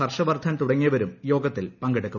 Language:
Malayalam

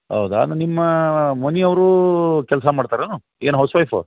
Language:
Kannada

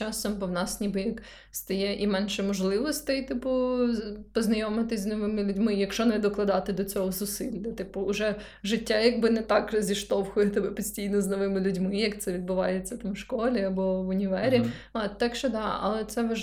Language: Ukrainian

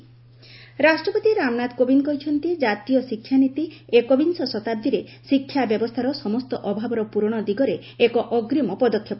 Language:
Odia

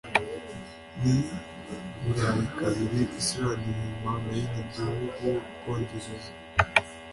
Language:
Kinyarwanda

